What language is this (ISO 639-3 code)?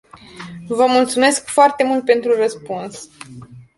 ron